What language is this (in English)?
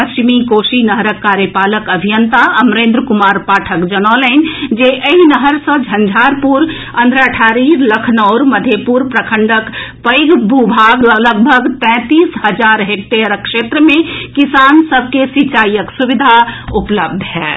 Maithili